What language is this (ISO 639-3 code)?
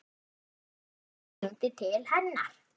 isl